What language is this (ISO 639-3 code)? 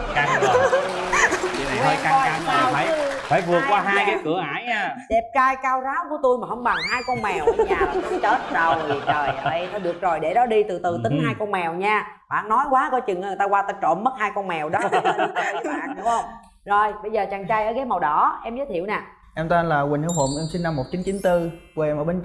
vie